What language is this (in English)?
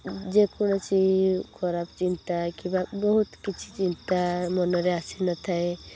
Odia